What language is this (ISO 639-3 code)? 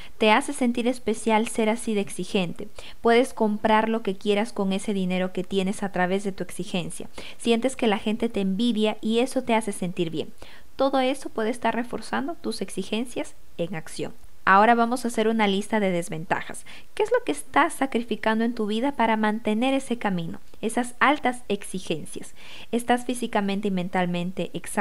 spa